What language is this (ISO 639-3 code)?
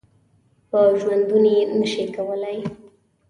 pus